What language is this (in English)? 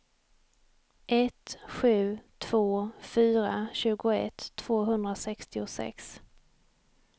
Swedish